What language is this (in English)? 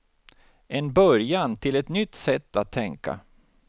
Swedish